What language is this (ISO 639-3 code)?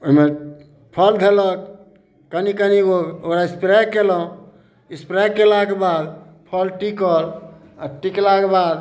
mai